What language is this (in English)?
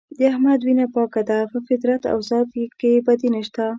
Pashto